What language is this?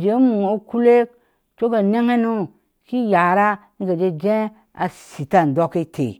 Ashe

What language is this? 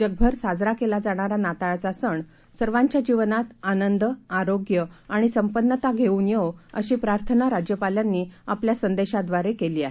Marathi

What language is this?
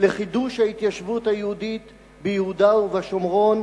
Hebrew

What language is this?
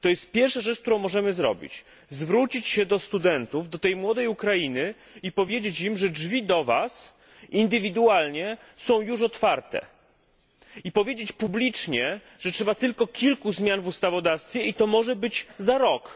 Polish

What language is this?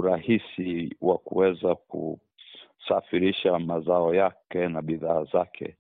Swahili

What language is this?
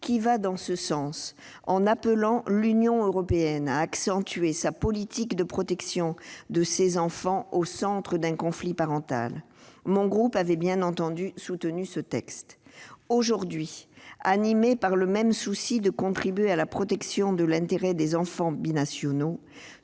French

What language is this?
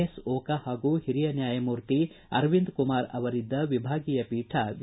Kannada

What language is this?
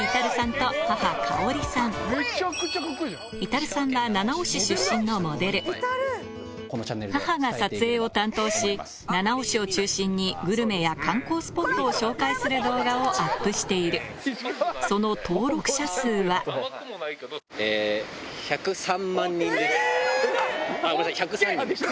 Japanese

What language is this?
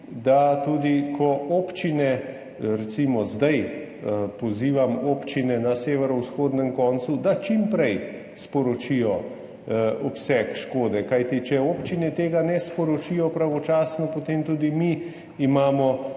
Slovenian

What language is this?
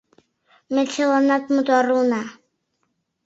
Mari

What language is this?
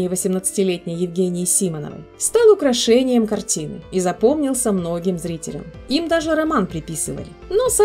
Russian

